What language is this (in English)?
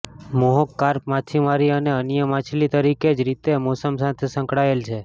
Gujarati